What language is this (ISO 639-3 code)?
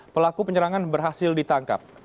ind